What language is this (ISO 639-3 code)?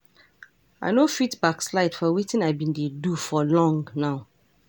pcm